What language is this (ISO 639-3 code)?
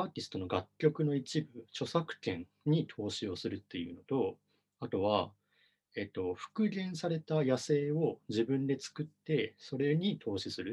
jpn